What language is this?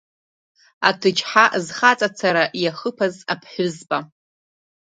Abkhazian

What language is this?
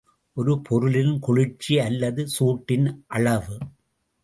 Tamil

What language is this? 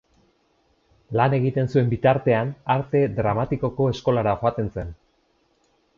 Basque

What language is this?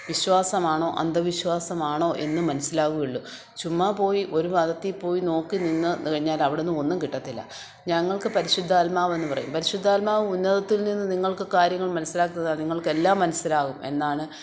Malayalam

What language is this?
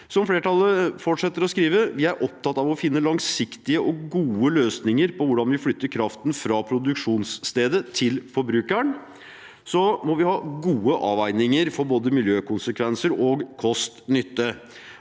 Norwegian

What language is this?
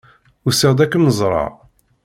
Kabyle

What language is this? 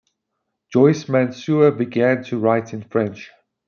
English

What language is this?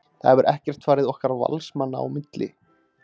Icelandic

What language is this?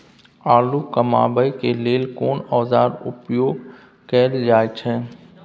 Maithili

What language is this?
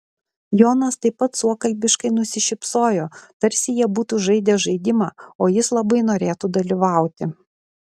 Lithuanian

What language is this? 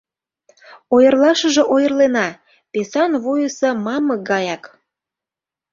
Mari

